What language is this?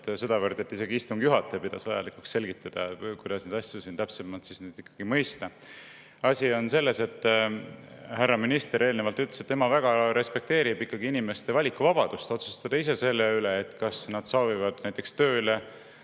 Estonian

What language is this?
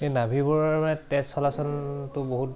Assamese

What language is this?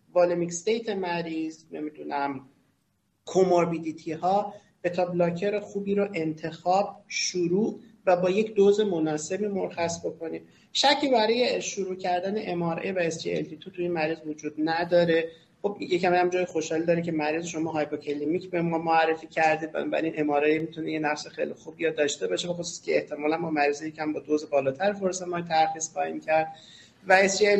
Persian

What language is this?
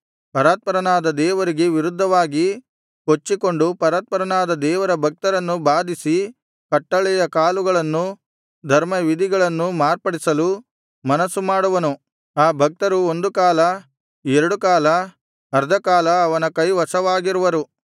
Kannada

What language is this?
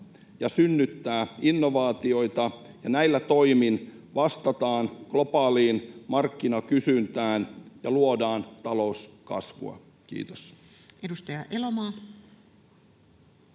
Finnish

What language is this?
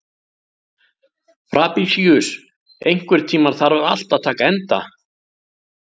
Icelandic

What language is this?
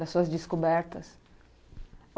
Portuguese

